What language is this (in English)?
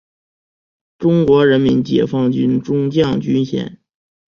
Chinese